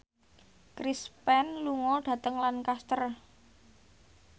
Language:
Javanese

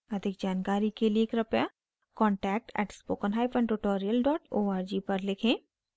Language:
Hindi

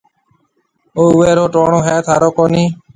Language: Marwari (Pakistan)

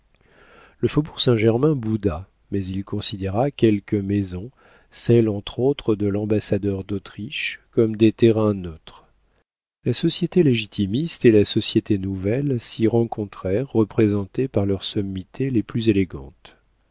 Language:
French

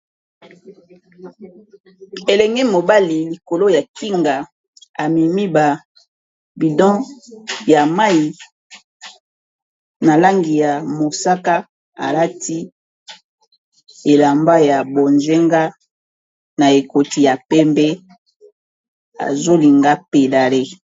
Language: Lingala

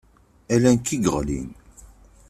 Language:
Kabyle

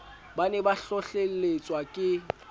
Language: Southern Sotho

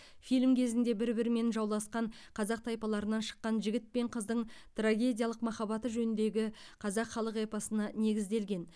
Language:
Kazakh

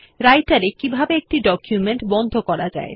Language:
Bangla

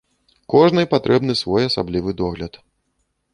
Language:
Belarusian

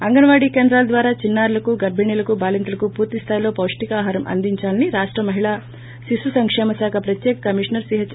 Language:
Telugu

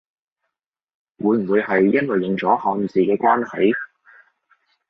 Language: Cantonese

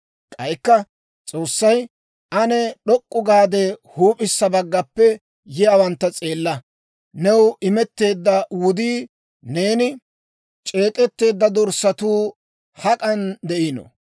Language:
Dawro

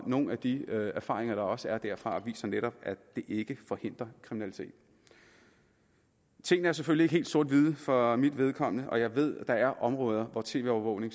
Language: Danish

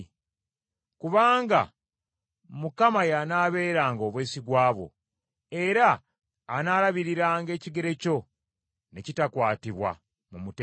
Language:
Ganda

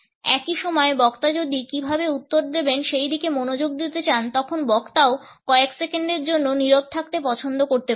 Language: Bangla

